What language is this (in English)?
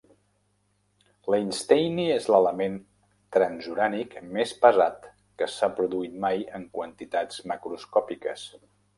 Catalan